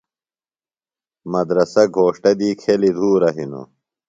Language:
Phalura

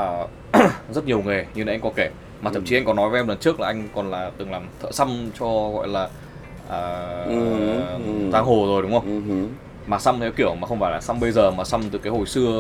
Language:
Vietnamese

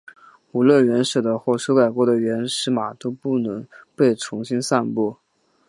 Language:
Chinese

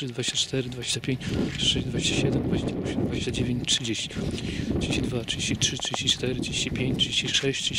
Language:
Polish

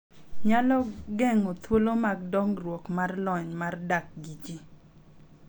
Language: Luo (Kenya and Tanzania)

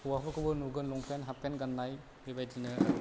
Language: Bodo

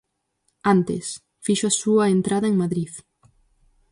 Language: Galician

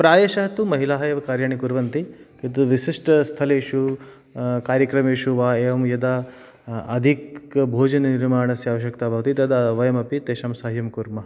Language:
Sanskrit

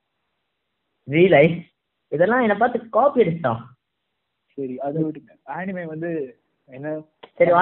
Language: Tamil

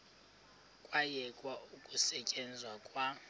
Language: Xhosa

